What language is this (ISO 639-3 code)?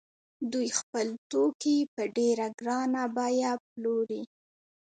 pus